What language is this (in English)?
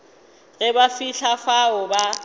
Northern Sotho